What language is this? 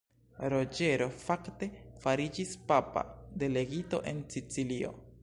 Esperanto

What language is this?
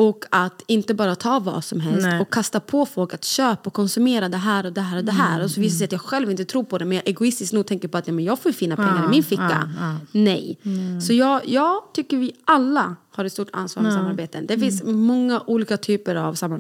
Swedish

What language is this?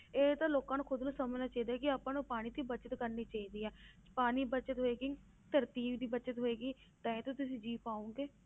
Punjabi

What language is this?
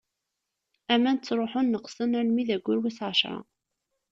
Kabyle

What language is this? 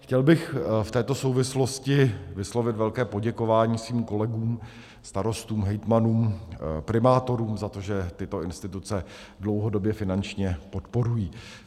Czech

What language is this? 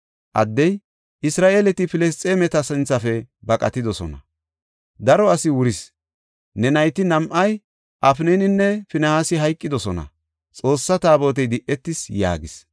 Gofa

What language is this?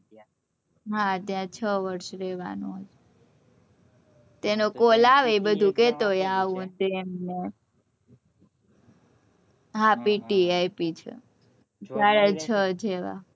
Gujarati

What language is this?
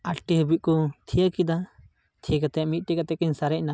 Santali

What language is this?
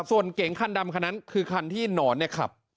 Thai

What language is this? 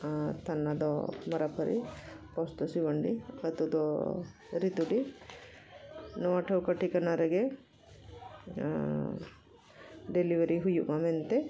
Santali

